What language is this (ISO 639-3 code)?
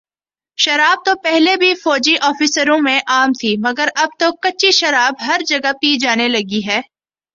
urd